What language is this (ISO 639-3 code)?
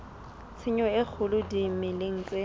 sot